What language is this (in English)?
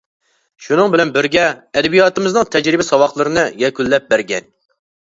Uyghur